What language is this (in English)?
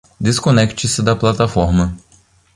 Portuguese